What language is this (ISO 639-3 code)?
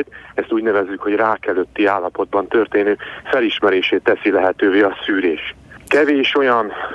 hun